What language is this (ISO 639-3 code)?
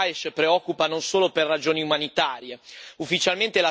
ita